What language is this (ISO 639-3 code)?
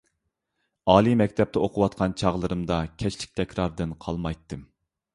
uig